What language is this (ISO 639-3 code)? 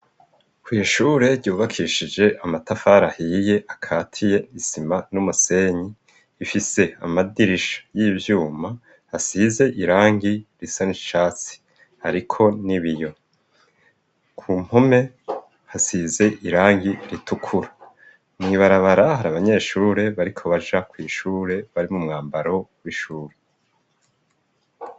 run